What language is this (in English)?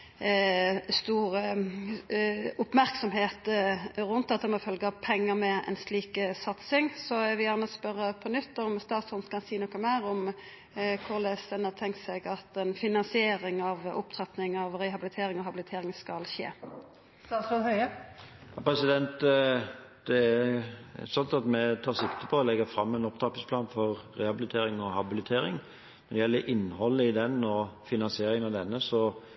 Norwegian